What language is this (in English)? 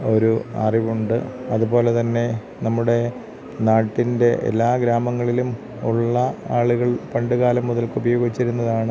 Malayalam